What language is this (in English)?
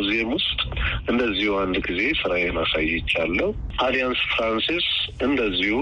Amharic